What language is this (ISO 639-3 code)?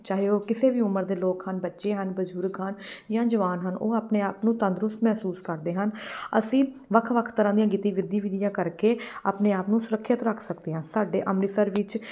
pan